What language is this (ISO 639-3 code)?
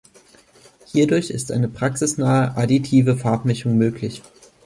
deu